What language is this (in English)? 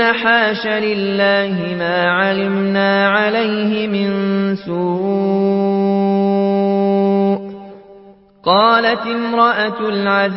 Arabic